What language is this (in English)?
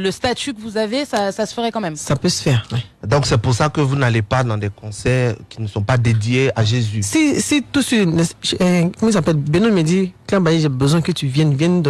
French